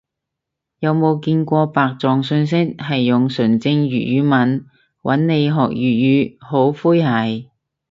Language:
Cantonese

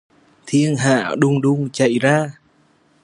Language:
Vietnamese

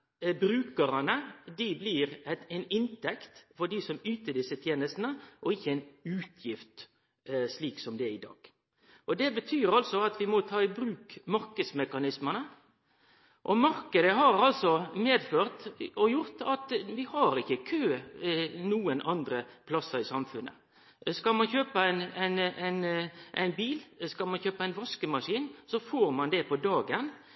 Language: Norwegian Nynorsk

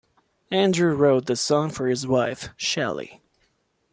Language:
English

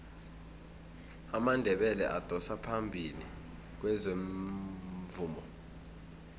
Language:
South Ndebele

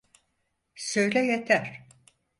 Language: Turkish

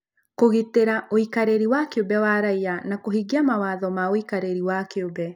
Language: Kikuyu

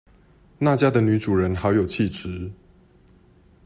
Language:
Chinese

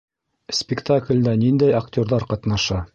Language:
Bashkir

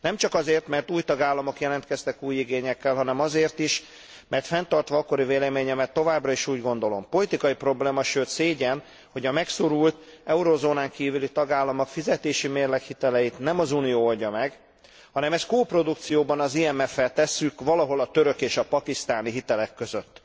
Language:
Hungarian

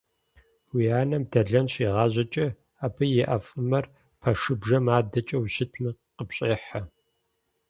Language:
Kabardian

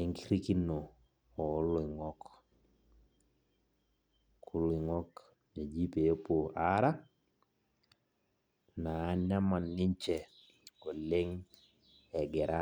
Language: Masai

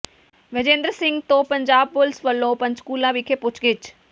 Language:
Punjabi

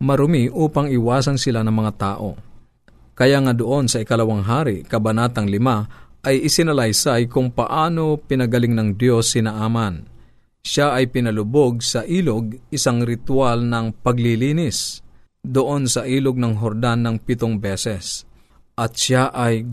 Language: Filipino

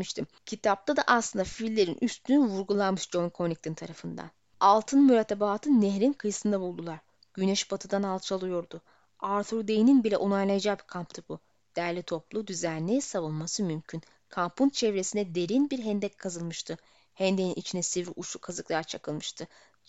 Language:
Turkish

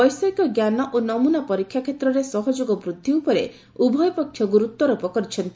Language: Odia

